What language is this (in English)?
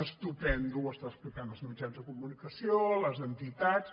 Catalan